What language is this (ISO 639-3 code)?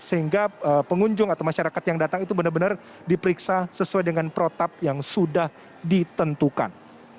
ind